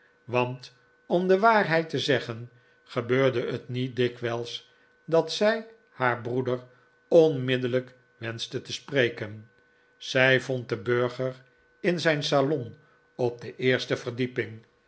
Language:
Dutch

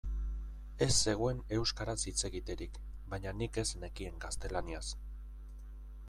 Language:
Basque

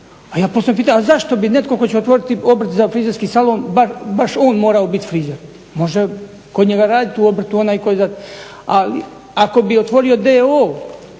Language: Croatian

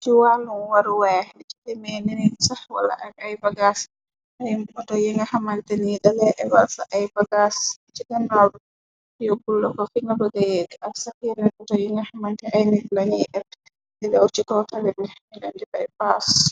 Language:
Wolof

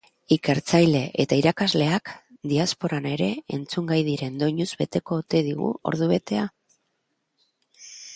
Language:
Basque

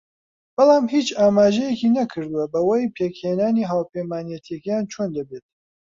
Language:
Central Kurdish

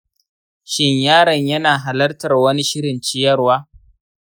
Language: Hausa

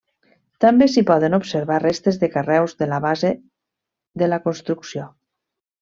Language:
Catalan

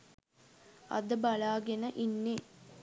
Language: Sinhala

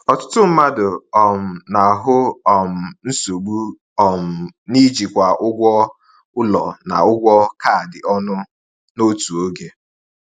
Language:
Igbo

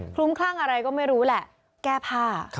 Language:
Thai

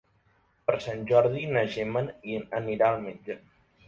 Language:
Catalan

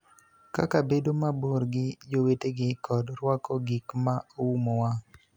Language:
Luo (Kenya and Tanzania)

